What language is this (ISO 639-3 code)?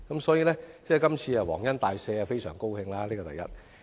yue